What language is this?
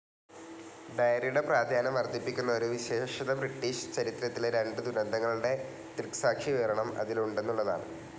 Malayalam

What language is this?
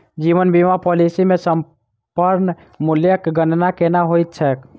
Maithili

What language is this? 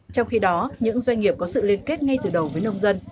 Vietnamese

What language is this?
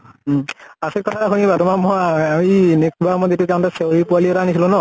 Assamese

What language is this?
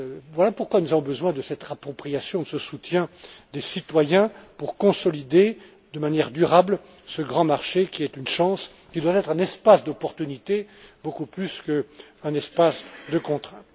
French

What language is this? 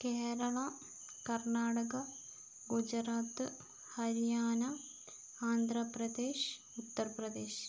Malayalam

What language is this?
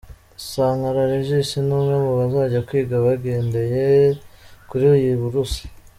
Kinyarwanda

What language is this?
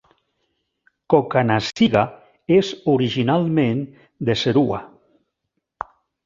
Catalan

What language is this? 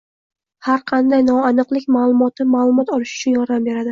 Uzbek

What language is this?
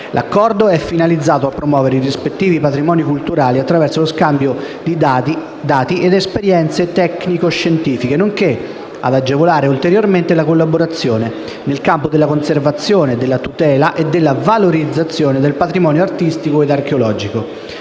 Italian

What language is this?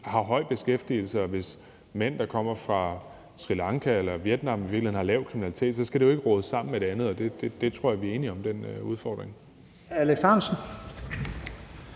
Danish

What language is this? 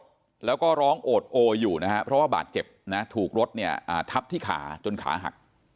Thai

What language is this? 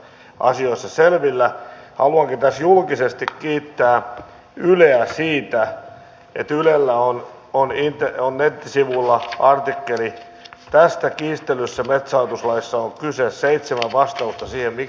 Finnish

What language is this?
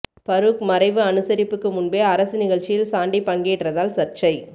Tamil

